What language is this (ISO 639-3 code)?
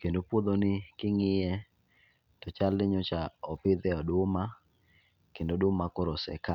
luo